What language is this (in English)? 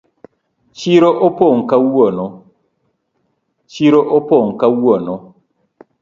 Luo (Kenya and Tanzania)